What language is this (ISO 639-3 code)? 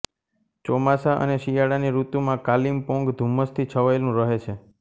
guj